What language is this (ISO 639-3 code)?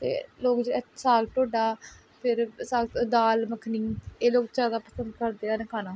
pan